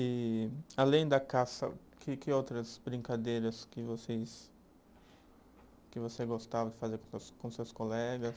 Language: Portuguese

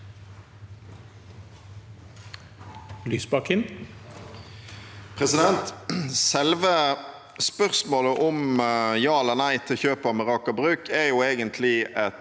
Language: Norwegian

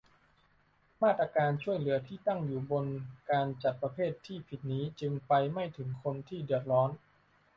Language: Thai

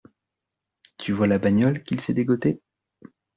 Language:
French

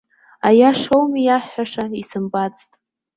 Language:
Abkhazian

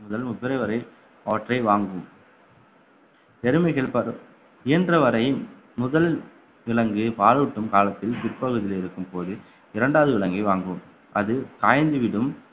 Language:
Tamil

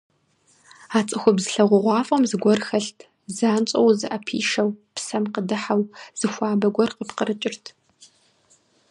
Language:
Kabardian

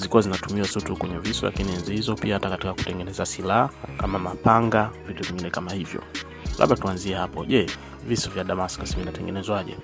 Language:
Swahili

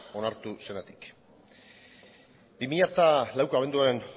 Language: Basque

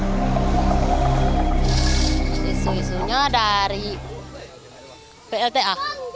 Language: Indonesian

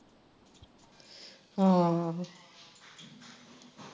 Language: Punjabi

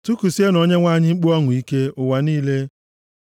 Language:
Igbo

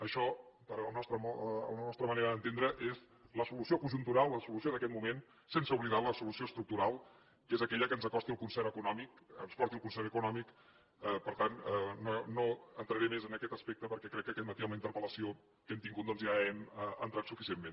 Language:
Catalan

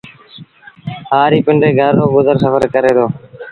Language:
Sindhi Bhil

